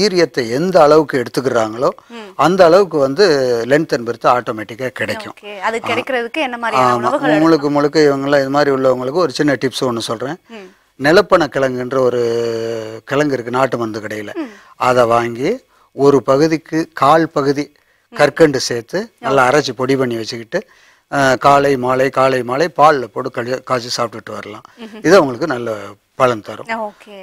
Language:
Tamil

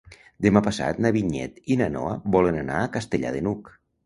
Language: Catalan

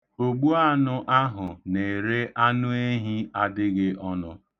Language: Igbo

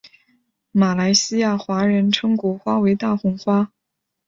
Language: Chinese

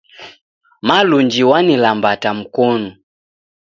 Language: Taita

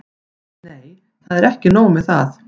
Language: Icelandic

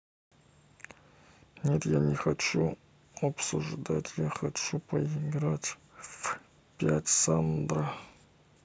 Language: Russian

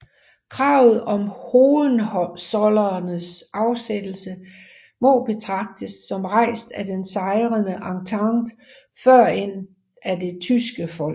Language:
Danish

